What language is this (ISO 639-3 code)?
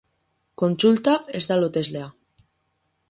eus